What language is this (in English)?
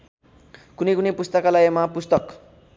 Nepali